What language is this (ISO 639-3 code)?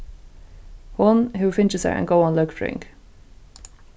fao